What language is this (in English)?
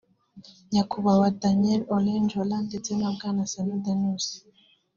Kinyarwanda